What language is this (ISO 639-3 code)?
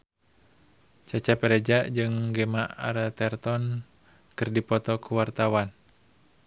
sun